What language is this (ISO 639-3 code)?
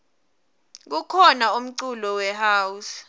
ssw